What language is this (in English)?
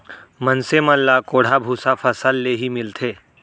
Chhattisgarhi